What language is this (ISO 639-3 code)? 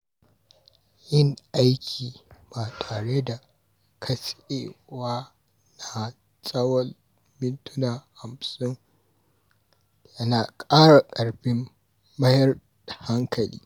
hau